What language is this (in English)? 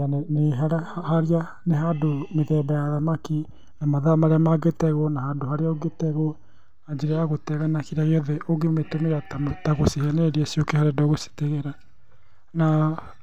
Kikuyu